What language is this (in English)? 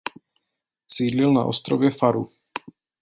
Czech